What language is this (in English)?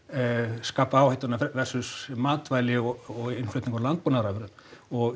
Icelandic